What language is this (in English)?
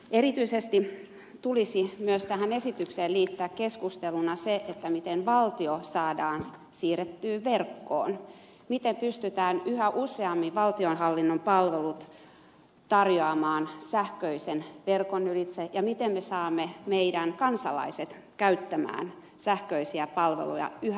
Finnish